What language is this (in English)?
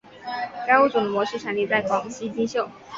Chinese